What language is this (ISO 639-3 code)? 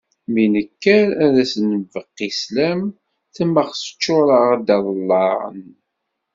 kab